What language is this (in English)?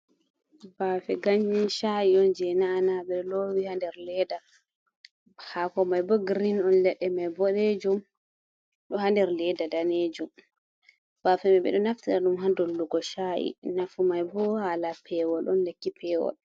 Fula